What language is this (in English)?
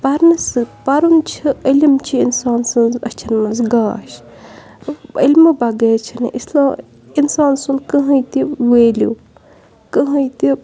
Kashmiri